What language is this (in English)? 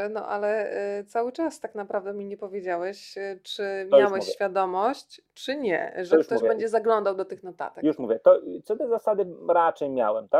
Polish